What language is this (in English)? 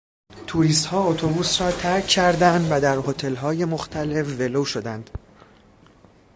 Persian